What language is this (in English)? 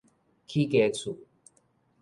Min Nan Chinese